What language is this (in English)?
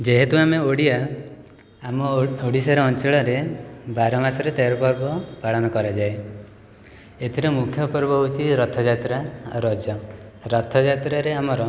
Odia